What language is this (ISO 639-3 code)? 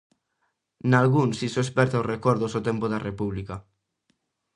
glg